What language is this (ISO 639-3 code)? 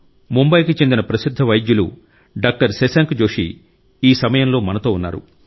tel